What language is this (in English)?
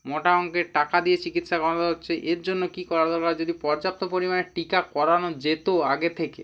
Bangla